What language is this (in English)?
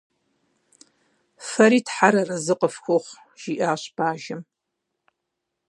Kabardian